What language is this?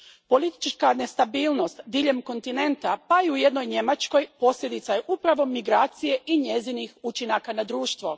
Croatian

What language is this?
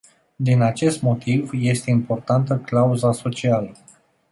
Romanian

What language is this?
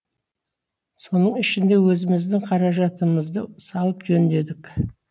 Kazakh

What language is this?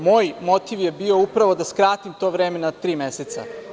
Serbian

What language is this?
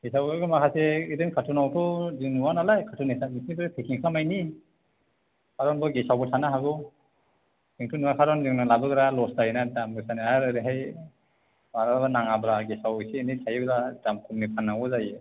Bodo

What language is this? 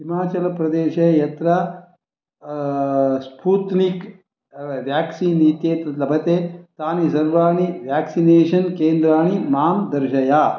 Sanskrit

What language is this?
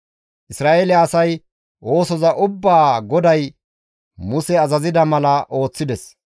Gamo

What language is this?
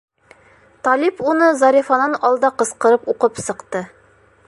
Bashkir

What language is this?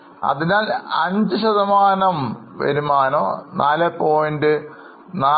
Malayalam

